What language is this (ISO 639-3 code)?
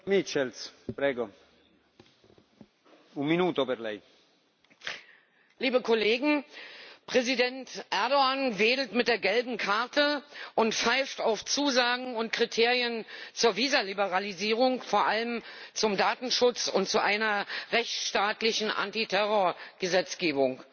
deu